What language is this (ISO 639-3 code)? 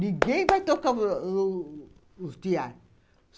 por